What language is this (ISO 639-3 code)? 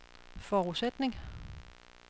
dan